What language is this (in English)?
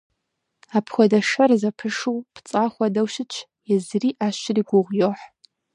Kabardian